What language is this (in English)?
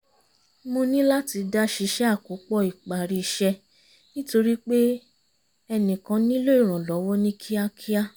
Yoruba